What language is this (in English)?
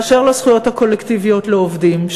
Hebrew